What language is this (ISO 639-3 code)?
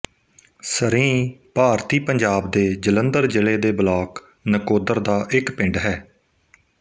pan